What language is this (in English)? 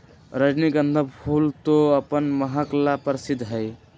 Magahi